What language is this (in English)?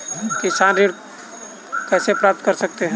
Hindi